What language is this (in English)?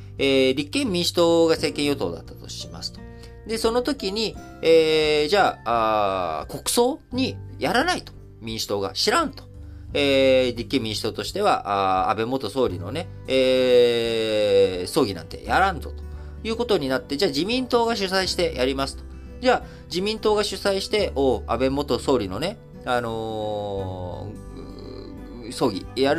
Japanese